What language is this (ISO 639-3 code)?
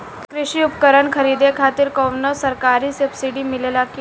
bho